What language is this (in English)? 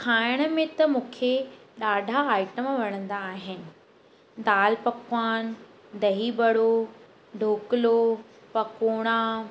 Sindhi